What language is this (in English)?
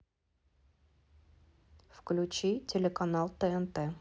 Russian